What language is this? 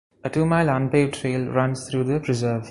English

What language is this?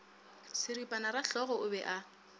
Northern Sotho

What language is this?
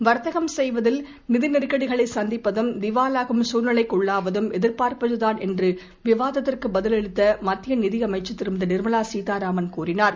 Tamil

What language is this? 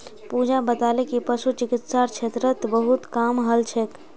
Magahi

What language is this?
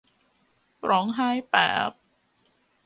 Thai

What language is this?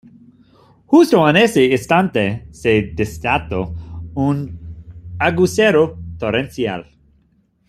Spanish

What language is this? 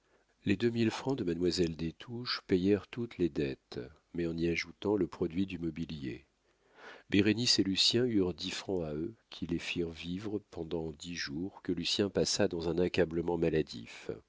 French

